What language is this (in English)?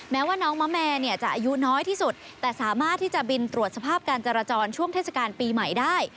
Thai